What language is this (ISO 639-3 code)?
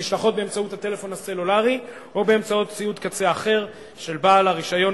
heb